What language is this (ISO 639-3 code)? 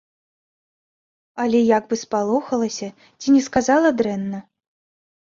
bel